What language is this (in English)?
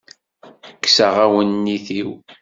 Kabyle